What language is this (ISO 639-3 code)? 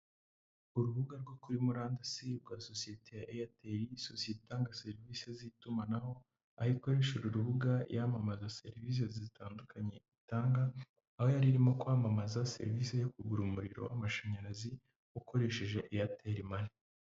kin